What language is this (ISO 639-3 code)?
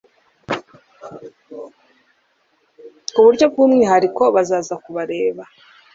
kin